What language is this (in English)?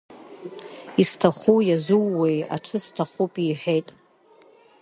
Abkhazian